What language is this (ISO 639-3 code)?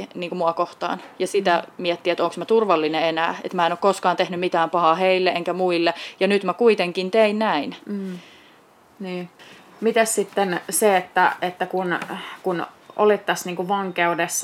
fin